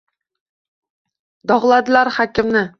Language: Uzbek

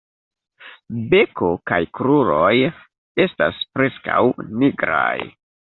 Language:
Esperanto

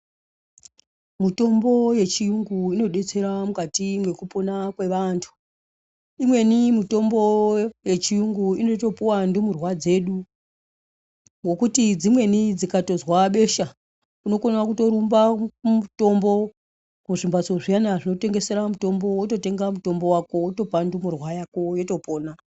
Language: Ndau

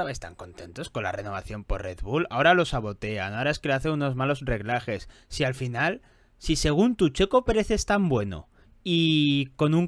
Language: Spanish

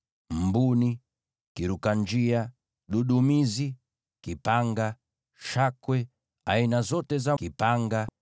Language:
Swahili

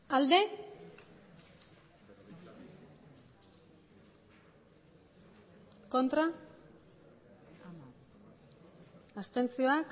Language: Basque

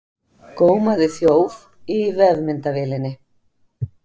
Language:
Icelandic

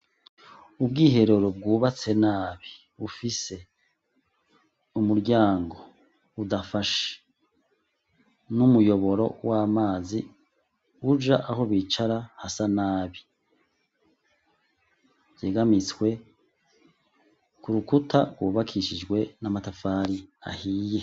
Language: Rundi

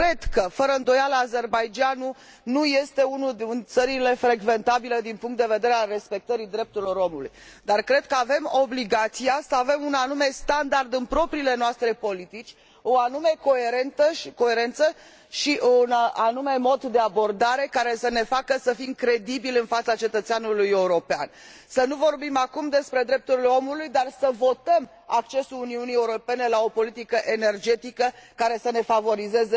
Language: Romanian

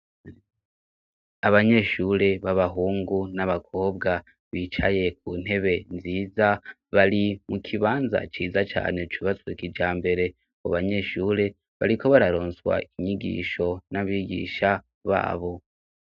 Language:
Rundi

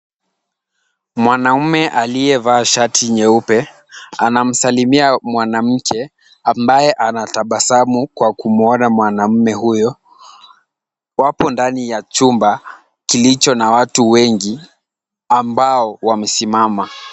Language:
Swahili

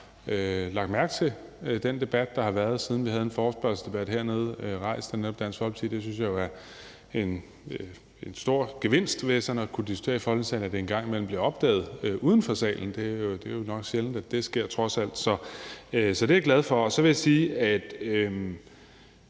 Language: Danish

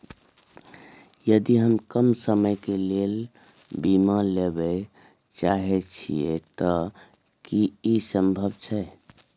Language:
Maithili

